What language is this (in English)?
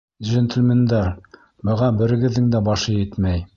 Bashkir